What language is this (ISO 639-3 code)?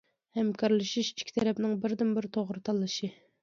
uig